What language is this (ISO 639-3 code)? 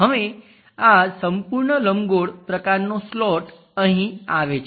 guj